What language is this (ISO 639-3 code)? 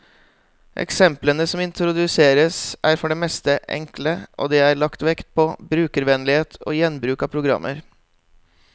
nor